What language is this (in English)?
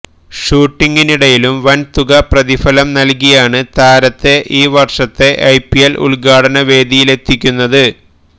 Malayalam